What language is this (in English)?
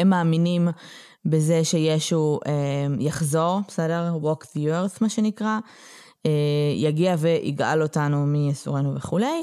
Hebrew